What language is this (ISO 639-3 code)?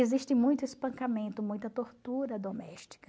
por